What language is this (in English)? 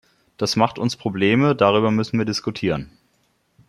German